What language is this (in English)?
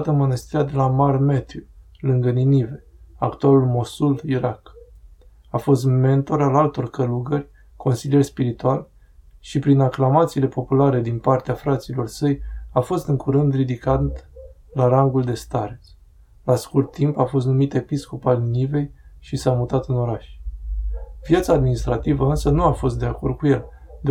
Romanian